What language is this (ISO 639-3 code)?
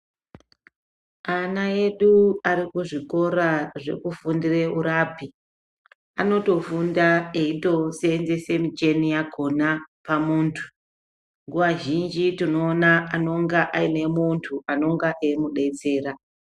ndc